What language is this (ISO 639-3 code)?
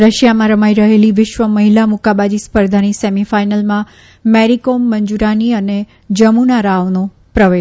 guj